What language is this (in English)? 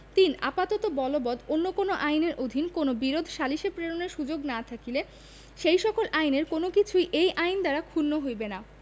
Bangla